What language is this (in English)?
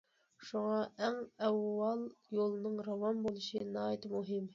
Uyghur